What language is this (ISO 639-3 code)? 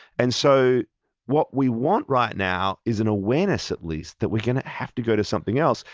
eng